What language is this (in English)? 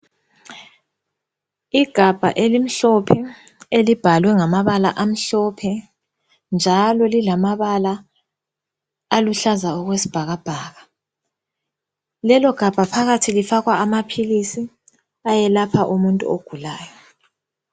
North Ndebele